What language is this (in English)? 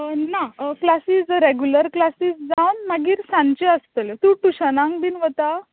Konkani